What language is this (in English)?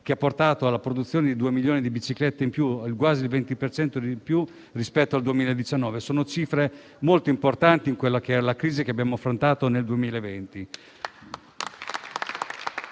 Italian